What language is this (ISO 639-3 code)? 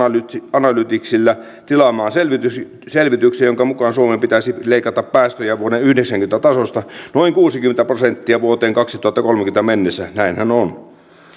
fin